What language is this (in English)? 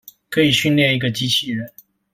Chinese